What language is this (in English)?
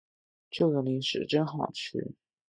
Chinese